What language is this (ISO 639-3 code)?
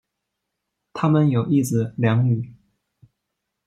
zho